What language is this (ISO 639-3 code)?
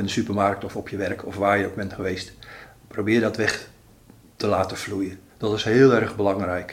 nld